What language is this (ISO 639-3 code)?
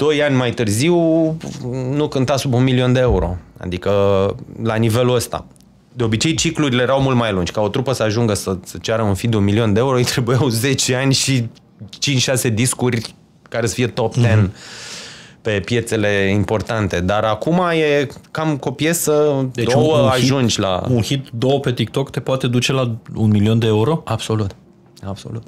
ron